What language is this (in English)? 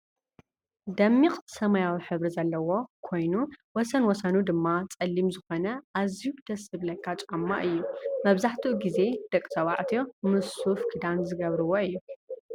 Tigrinya